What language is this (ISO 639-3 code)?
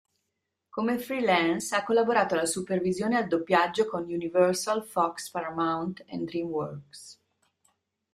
ita